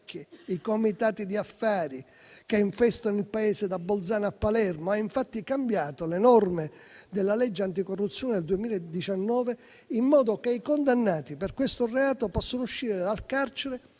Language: Italian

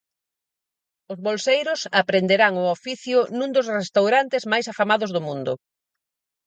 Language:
Galician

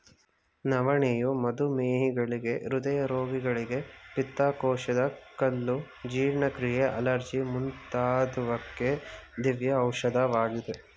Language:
Kannada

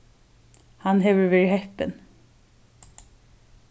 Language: Faroese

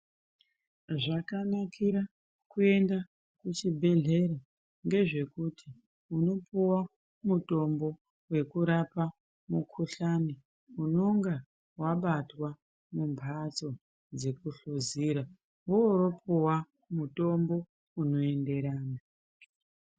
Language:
Ndau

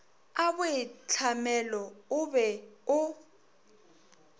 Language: Northern Sotho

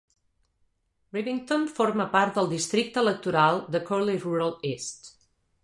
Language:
Catalan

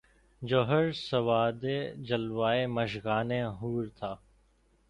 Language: Urdu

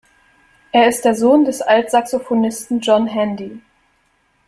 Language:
German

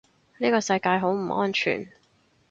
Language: Cantonese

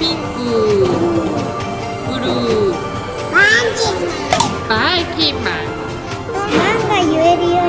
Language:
Japanese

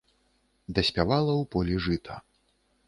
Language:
Belarusian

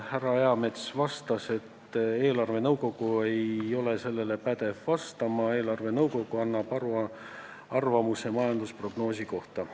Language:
Estonian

